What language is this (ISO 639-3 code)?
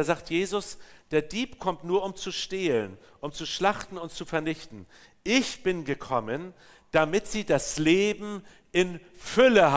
deu